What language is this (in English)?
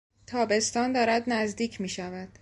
Persian